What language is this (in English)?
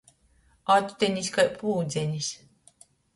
Latgalian